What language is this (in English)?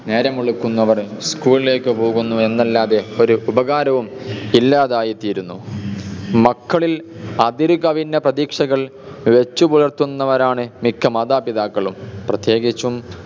Malayalam